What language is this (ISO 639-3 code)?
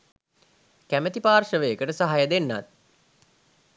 sin